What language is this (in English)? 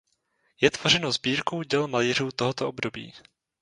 Czech